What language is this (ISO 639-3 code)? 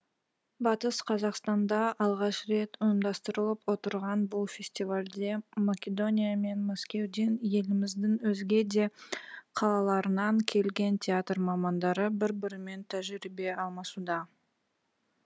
kaz